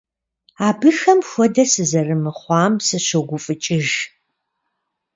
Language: Kabardian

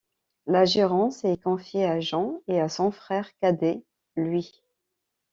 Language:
French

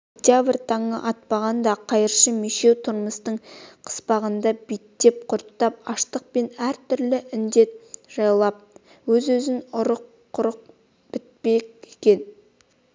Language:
Kazakh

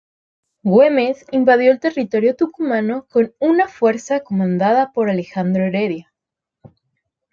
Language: Spanish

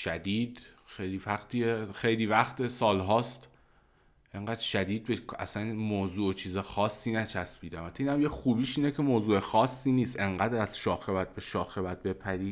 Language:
Persian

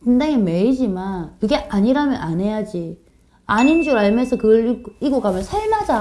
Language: Korean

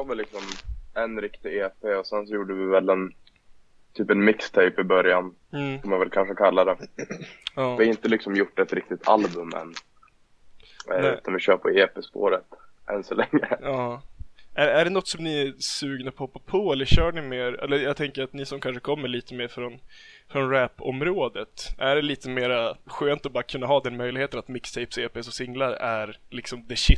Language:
Swedish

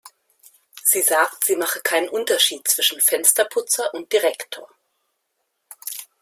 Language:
German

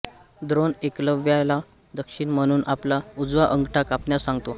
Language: Marathi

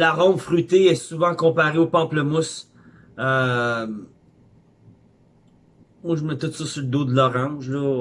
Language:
French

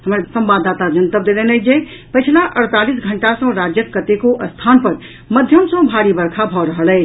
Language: Maithili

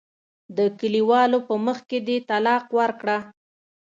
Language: Pashto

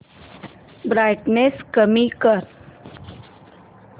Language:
Marathi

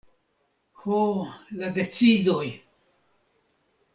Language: Esperanto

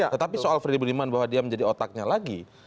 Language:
Indonesian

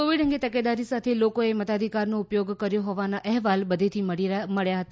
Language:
Gujarati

